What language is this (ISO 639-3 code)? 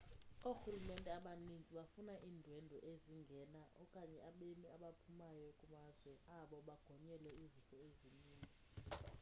xho